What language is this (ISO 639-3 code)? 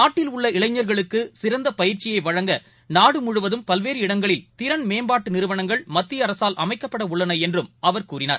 tam